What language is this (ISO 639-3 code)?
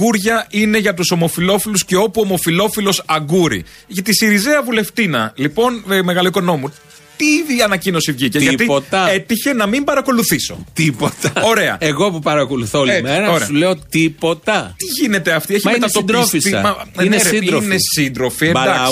ell